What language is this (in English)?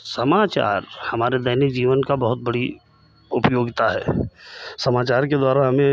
Hindi